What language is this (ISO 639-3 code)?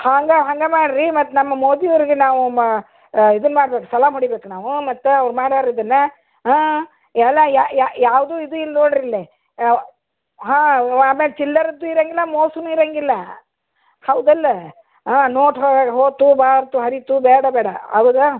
kan